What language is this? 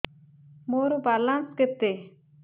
Odia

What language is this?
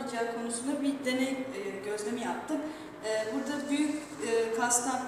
Turkish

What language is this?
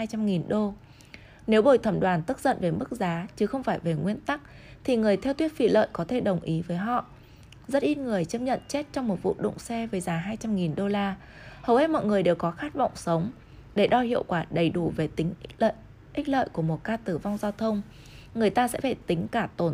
Vietnamese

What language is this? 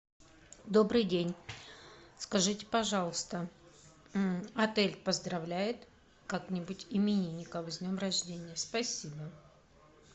Russian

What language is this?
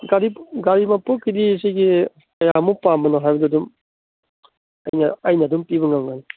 Manipuri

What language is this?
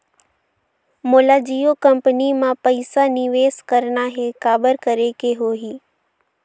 Chhattisgarhi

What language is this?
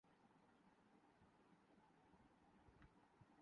Urdu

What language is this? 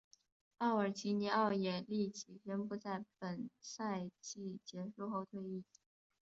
Chinese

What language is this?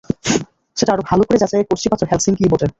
Bangla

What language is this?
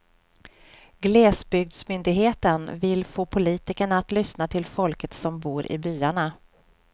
Swedish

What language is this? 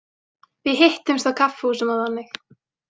Icelandic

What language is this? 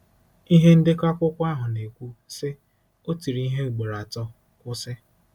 Igbo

